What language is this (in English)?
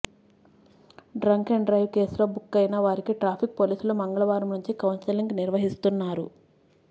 Telugu